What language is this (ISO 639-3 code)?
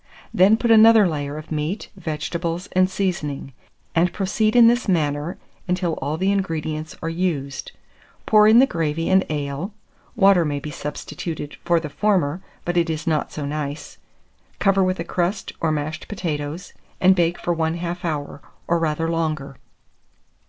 eng